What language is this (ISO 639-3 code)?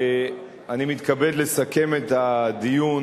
heb